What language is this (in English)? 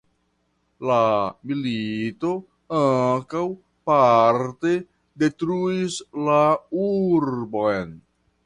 Esperanto